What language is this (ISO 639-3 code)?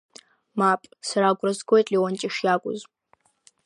abk